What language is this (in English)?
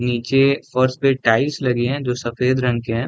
Hindi